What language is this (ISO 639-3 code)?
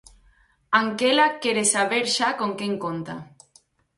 glg